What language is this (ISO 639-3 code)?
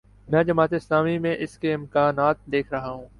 urd